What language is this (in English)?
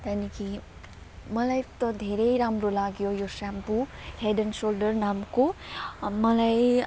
Nepali